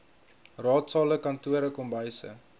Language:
Afrikaans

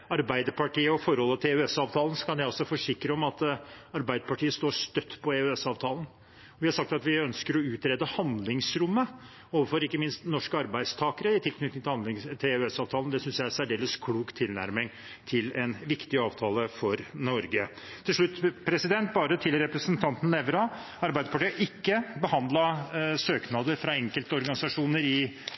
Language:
Norwegian Bokmål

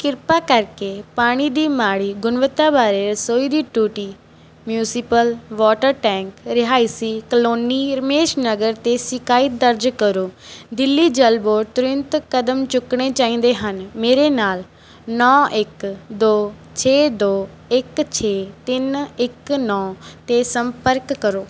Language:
Punjabi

